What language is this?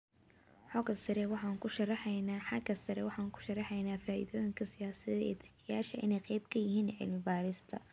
Somali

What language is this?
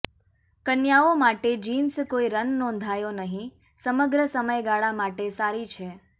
Gujarati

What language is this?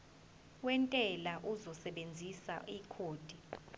Zulu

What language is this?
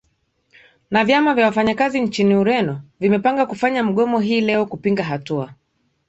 Swahili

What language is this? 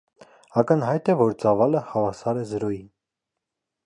Armenian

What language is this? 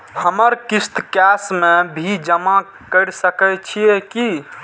Maithili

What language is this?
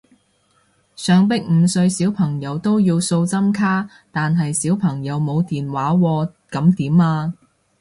Cantonese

